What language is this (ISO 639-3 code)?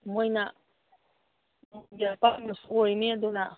mni